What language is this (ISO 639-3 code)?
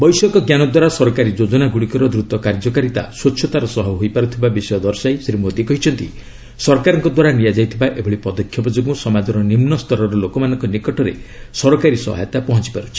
ori